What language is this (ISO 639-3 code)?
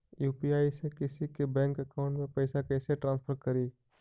mag